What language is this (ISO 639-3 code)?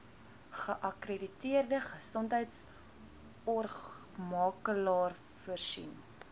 afr